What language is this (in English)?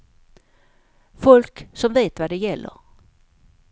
Swedish